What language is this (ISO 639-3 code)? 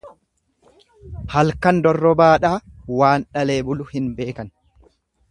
orm